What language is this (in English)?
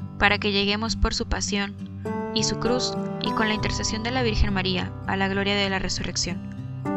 Spanish